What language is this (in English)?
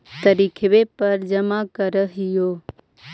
Magahi